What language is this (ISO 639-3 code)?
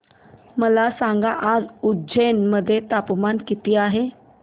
mar